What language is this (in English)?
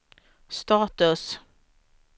Swedish